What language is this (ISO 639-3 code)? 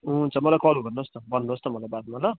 nep